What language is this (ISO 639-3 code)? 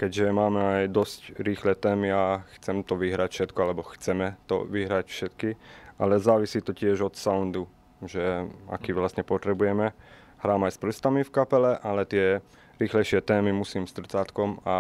slk